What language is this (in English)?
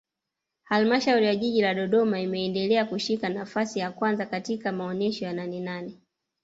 Swahili